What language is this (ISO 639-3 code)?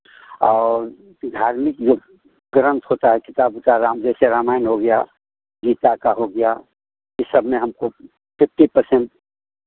hin